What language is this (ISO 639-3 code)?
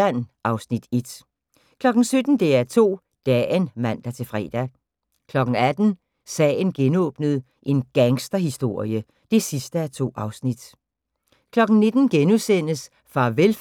dan